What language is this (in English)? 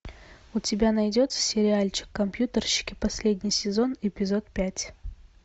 Russian